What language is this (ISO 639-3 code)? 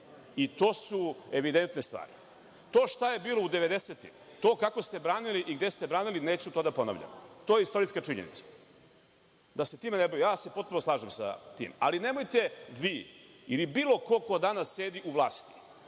srp